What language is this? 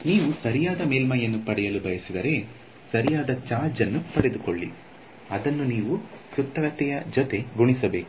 Kannada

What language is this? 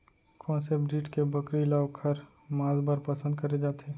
Chhattisgarhi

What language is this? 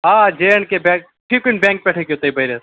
Kashmiri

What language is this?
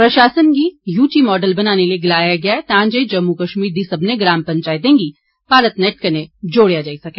Dogri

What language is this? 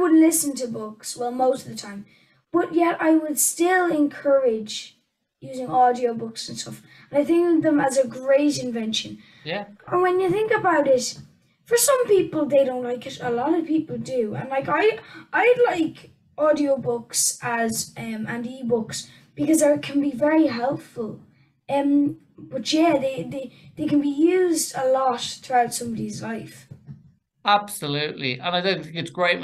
English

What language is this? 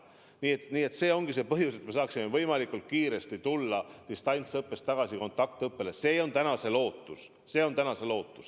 Estonian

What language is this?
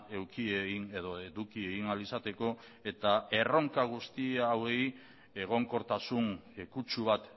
Basque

